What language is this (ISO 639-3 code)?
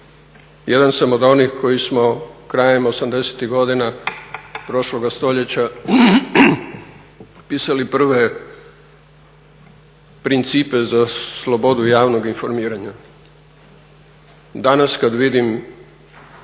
hrv